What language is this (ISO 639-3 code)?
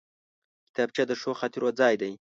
pus